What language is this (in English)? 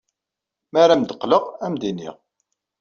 Kabyle